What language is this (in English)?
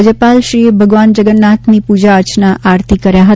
Gujarati